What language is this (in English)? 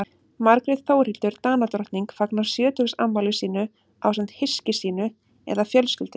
Icelandic